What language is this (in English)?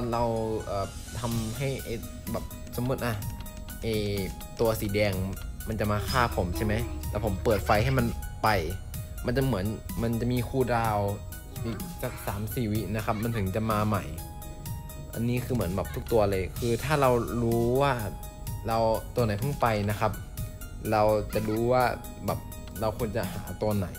Thai